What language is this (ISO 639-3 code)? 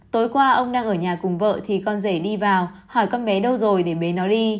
vie